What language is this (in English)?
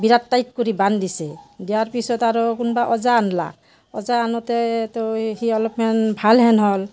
Assamese